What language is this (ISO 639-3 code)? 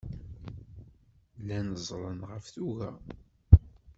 kab